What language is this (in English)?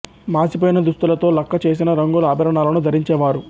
Telugu